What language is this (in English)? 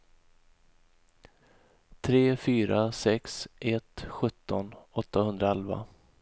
Swedish